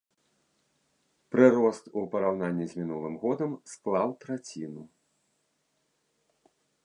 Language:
Belarusian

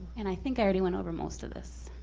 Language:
English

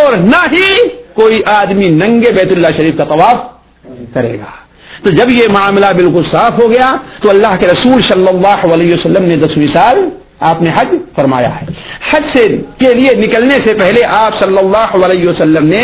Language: Urdu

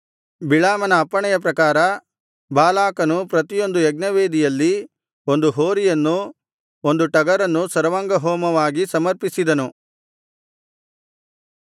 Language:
Kannada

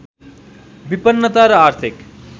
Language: Nepali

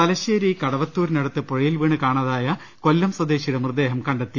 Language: Malayalam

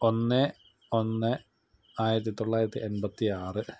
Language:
Malayalam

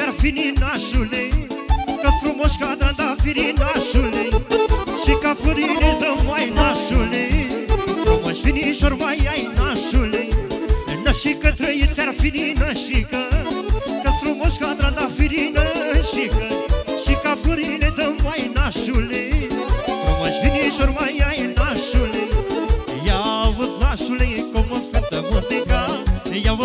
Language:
Romanian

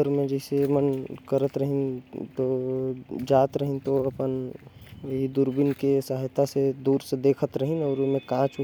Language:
Korwa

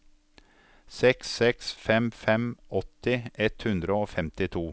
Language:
Norwegian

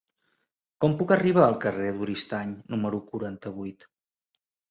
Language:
Catalan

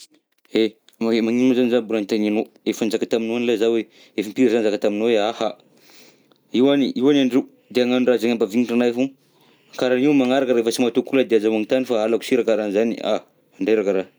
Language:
Southern Betsimisaraka Malagasy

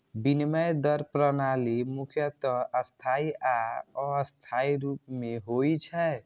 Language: Maithili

